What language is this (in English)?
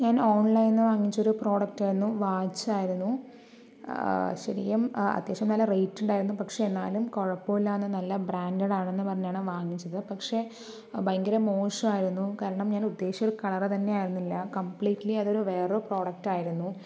Malayalam